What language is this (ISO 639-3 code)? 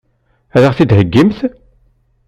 kab